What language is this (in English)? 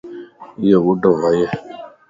Lasi